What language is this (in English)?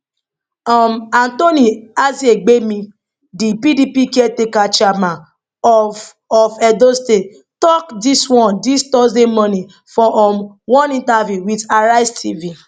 Nigerian Pidgin